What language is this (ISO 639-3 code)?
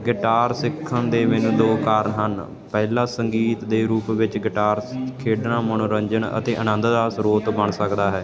pan